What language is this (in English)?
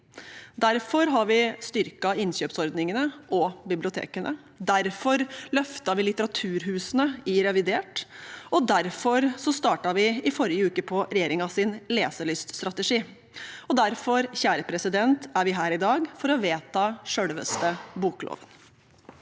Norwegian